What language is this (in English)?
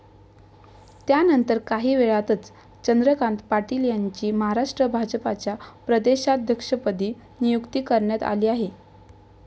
Marathi